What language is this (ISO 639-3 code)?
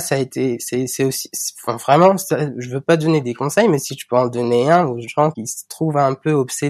fra